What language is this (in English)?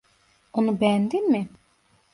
Turkish